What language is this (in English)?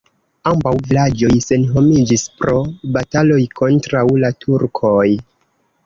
Esperanto